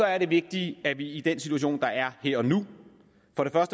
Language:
Danish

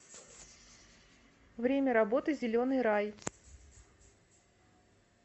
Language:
Russian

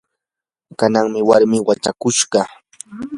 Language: Yanahuanca Pasco Quechua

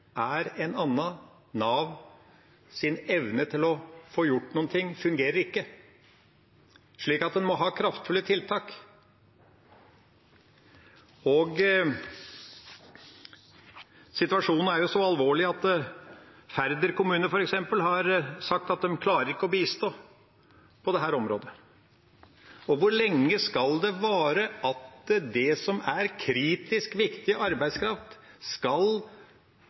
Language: Norwegian Bokmål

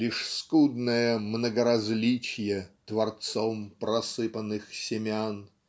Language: Russian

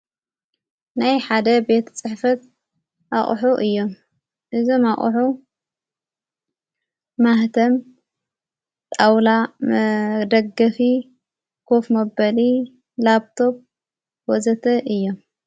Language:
Tigrinya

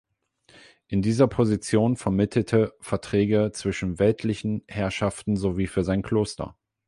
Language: German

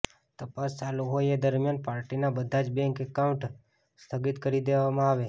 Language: Gujarati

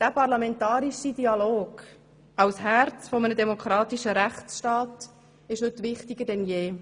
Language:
Swiss German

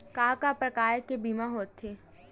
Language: Chhattisgarhi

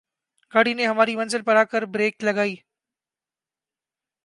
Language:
Urdu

